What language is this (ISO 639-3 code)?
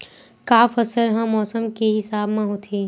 hne